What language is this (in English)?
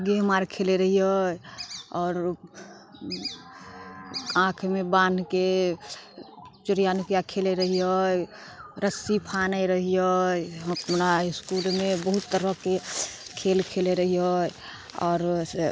Maithili